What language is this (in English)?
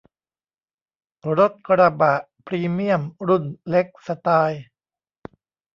Thai